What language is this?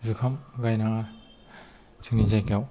Bodo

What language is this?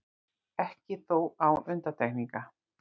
Icelandic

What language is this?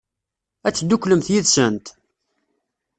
Kabyle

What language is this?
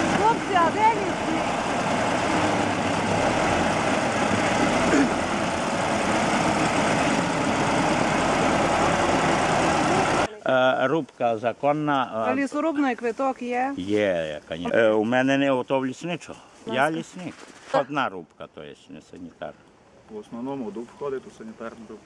Ukrainian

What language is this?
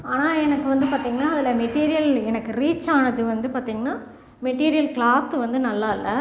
Tamil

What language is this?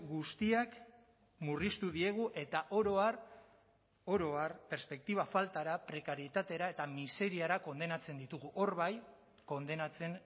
Basque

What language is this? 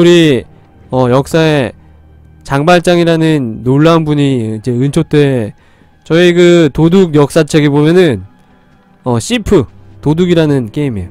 Korean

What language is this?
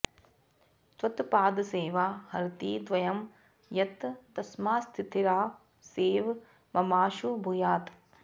Sanskrit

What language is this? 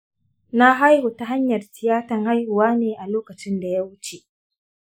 Hausa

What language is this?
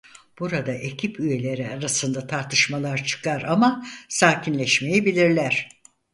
Turkish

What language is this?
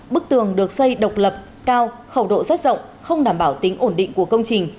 Vietnamese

